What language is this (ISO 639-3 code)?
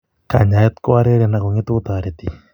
kln